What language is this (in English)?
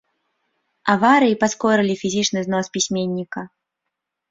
Belarusian